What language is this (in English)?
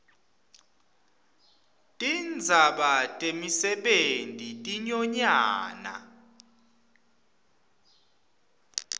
Swati